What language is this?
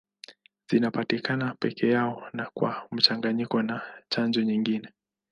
Swahili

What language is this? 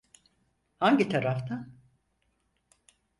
Turkish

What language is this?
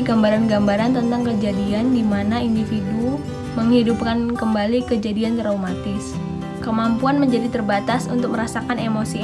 Indonesian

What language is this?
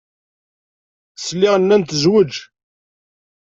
Kabyle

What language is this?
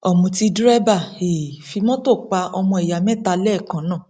Yoruba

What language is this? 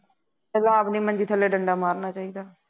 Punjabi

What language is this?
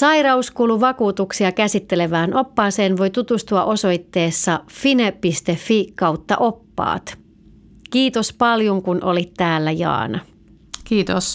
Finnish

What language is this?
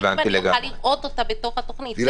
Hebrew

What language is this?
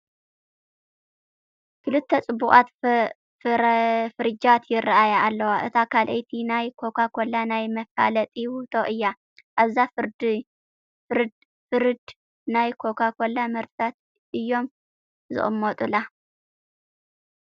Tigrinya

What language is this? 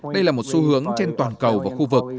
Vietnamese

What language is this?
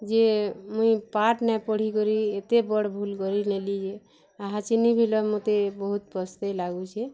Odia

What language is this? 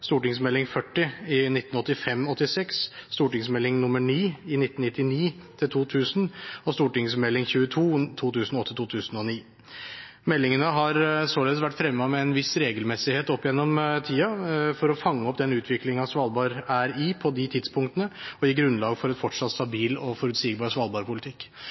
Norwegian Bokmål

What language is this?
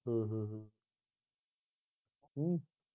Punjabi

